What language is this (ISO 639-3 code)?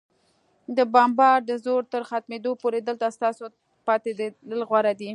pus